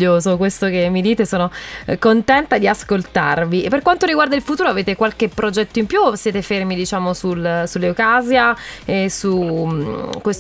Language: Italian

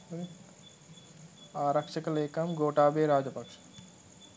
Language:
Sinhala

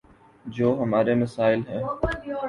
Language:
Urdu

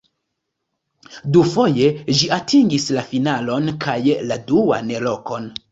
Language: Esperanto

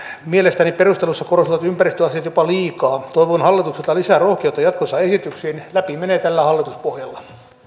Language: Finnish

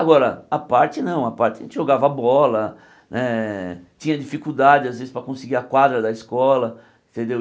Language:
Portuguese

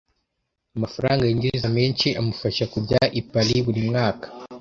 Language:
Kinyarwanda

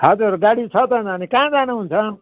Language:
Nepali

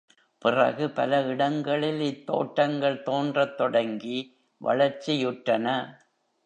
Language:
Tamil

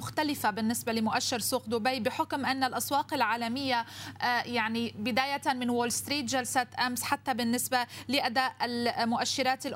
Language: Arabic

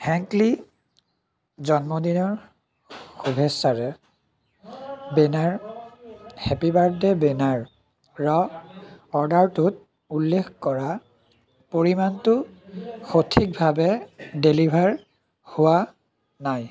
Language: Assamese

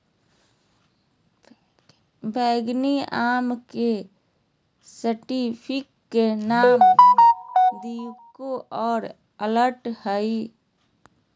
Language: Magahi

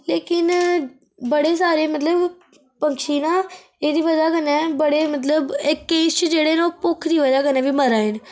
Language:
Dogri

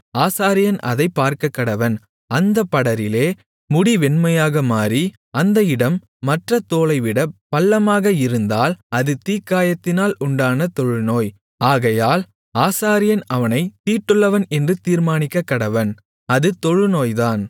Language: Tamil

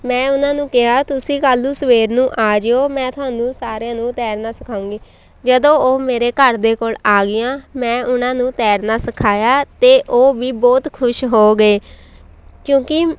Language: Punjabi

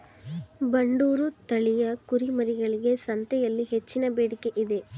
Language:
Kannada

